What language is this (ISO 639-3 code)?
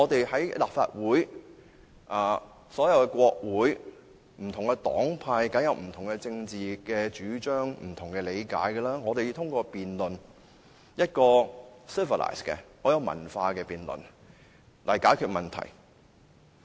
yue